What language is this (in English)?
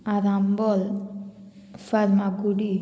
Konkani